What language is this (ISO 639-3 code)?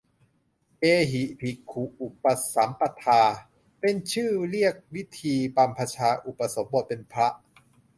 tha